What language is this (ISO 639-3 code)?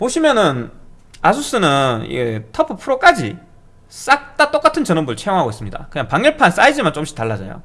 kor